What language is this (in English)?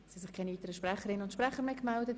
Swiss German